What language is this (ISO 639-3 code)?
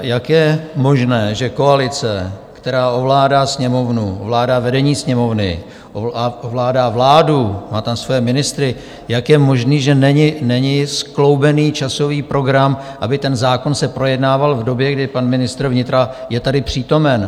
ces